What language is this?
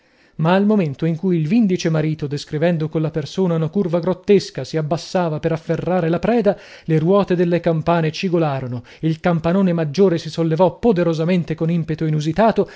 Italian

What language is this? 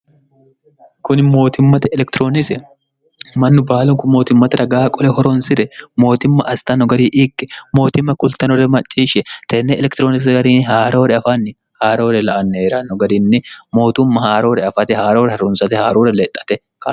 Sidamo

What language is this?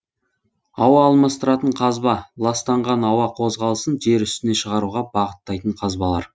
Kazakh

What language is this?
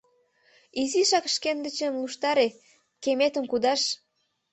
Mari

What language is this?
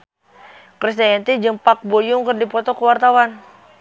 Sundanese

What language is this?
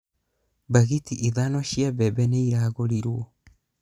Kikuyu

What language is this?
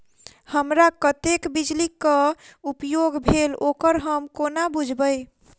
Maithili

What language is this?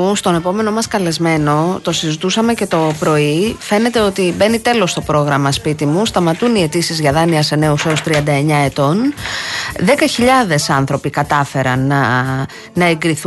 Greek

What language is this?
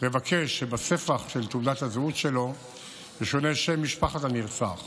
Hebrew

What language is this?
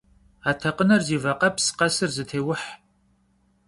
Kabardian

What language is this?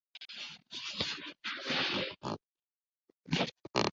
Tamil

